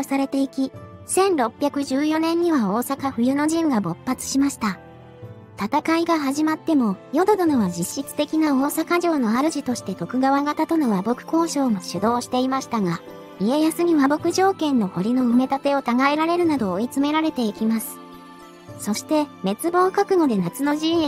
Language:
Japanese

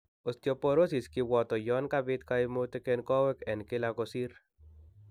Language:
Kalenjin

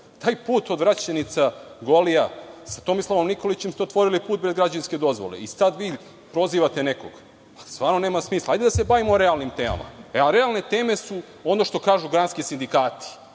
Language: Serbian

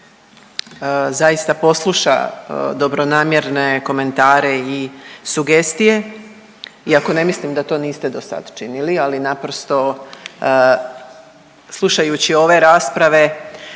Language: Croatian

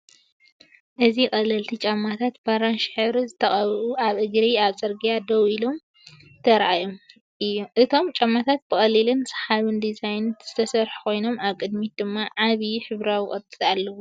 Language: Tigrinya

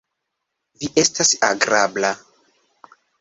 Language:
Esperanto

